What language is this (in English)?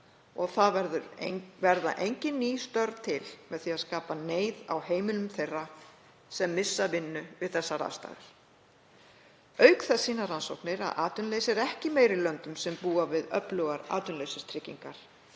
Icelandic